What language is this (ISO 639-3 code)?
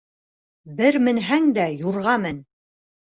bak